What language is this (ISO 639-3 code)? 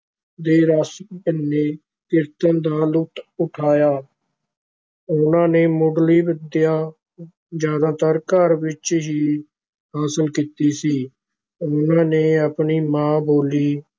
pan